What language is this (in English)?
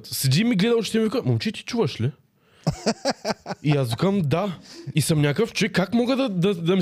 Bulgarian